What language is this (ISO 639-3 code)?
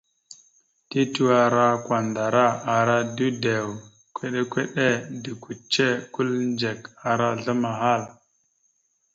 mxu